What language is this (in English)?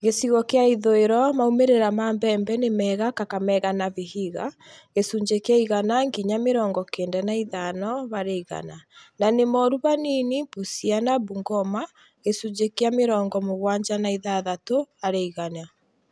Kikuyu